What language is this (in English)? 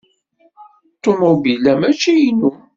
Kabyle